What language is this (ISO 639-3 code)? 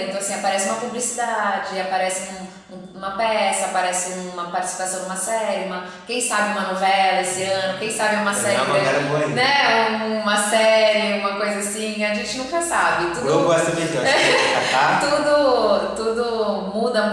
por